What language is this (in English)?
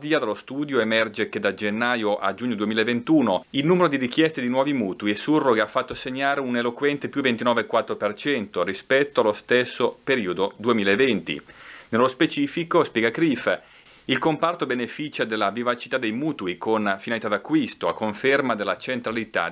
Italian